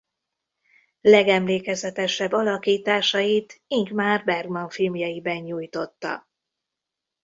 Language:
Hungarian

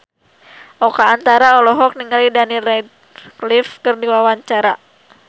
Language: Sundanese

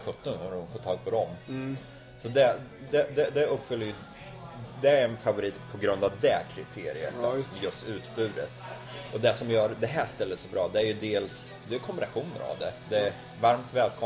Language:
Swedish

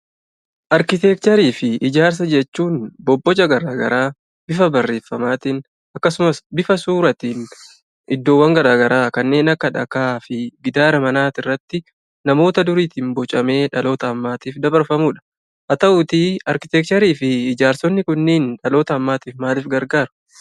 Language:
Oromo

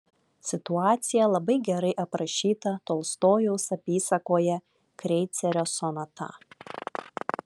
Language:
Lithuanian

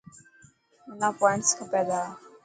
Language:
Dhatki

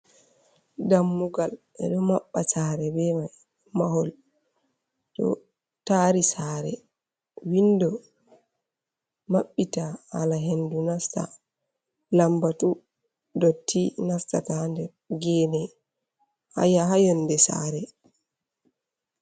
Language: Fula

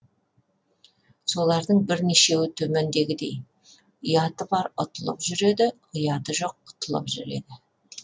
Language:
Kazakh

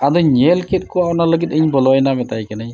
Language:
Santali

